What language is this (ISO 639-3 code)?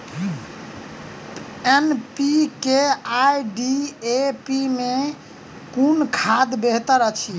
mai